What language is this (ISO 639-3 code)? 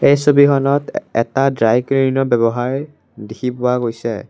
asm